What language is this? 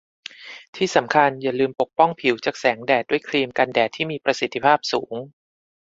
Thai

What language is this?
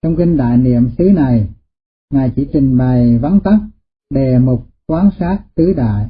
Vietnamese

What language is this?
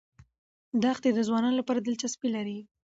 Pashto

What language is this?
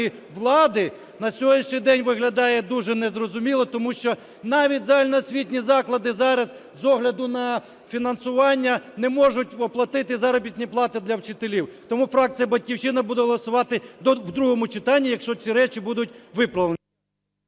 Ukrainian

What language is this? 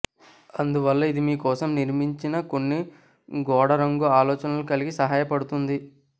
Telugu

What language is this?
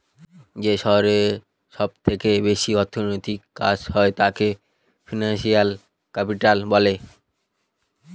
Bangla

